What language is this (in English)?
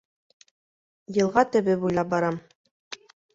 Bashkir